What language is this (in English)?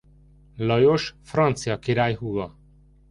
Hungarian